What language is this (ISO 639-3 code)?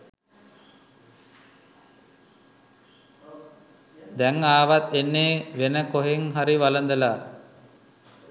sin